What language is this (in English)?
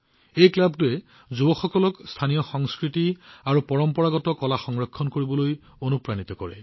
Assamese